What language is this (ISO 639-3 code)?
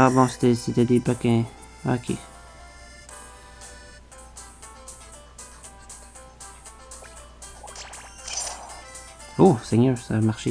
fra